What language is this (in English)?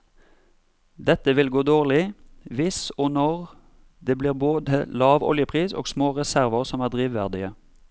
Norwegian